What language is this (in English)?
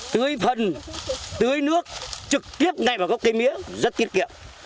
Vietnamese